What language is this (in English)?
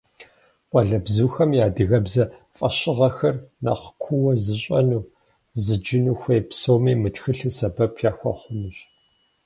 Kabardian